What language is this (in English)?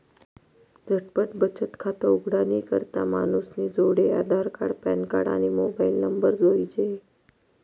Marathi